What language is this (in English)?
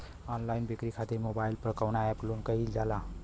Bhojpuri